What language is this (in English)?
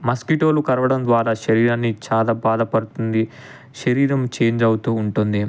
Telugu